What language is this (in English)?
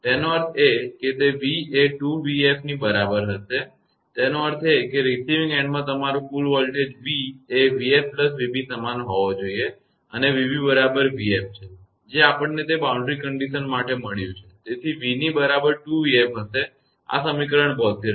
Gujarati